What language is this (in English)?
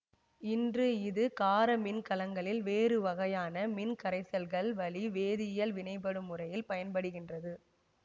Tamil